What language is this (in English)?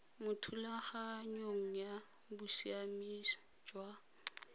Tswana